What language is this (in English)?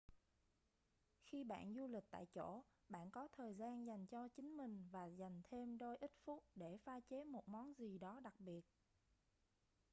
Vietnamese